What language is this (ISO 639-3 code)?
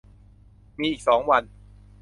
tha